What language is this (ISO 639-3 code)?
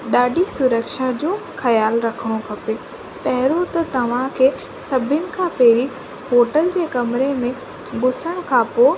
snd